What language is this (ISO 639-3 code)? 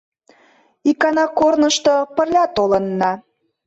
chm